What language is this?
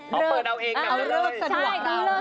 Thai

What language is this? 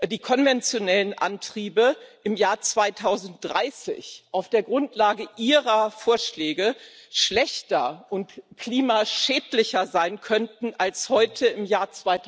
German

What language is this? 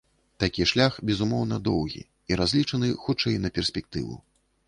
Belarusian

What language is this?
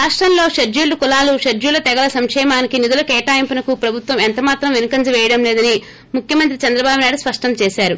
Telugu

